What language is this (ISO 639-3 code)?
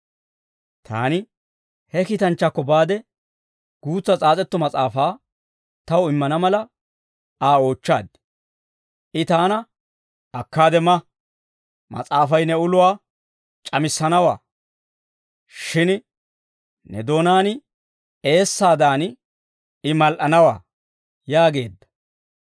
dwr